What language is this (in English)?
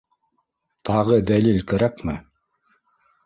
Bashkir